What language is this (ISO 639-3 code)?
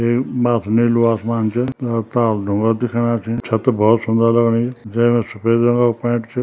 gbm